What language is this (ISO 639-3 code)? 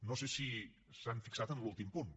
cat